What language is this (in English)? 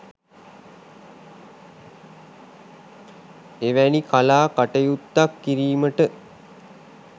Sinhala